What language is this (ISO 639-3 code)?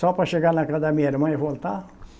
por